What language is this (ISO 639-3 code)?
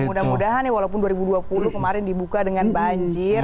ind